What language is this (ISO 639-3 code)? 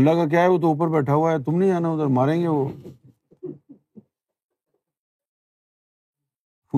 urd